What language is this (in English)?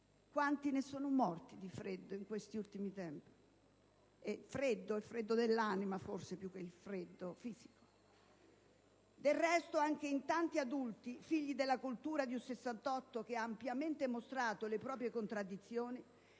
Italian